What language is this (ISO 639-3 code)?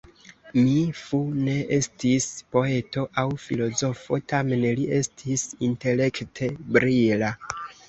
epo